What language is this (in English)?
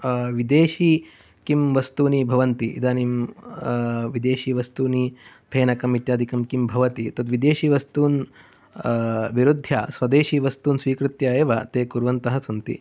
Sanskrit